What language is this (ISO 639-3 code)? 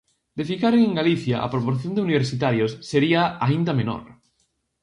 glg